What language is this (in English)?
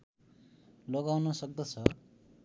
Nepali